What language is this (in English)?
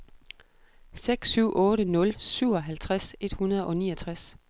Danish